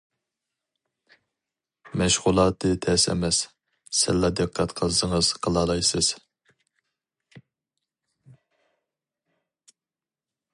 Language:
Uyghur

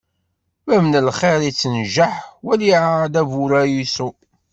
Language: Kabyle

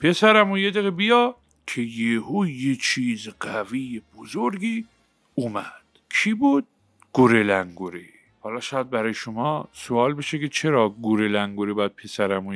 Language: Persian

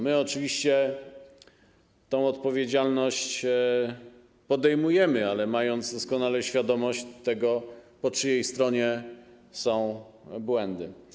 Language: Polish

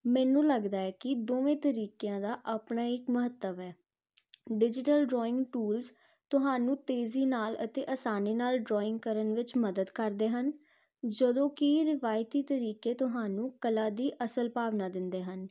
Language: Punjabi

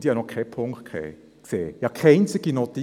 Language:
Swiss German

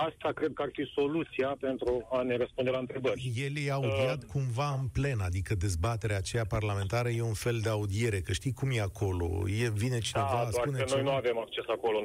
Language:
Romanian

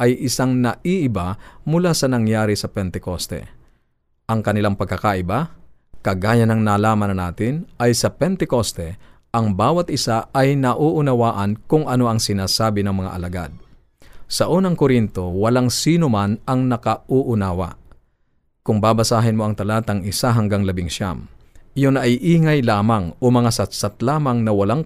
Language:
Filipino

